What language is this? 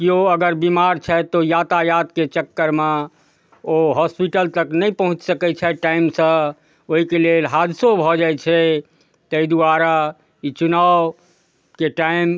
Maithili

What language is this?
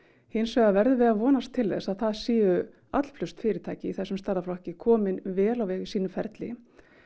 Icelandic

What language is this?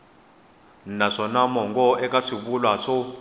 Tsonga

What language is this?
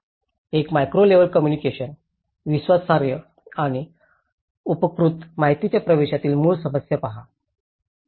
Marathi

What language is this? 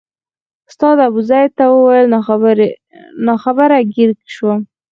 Pashto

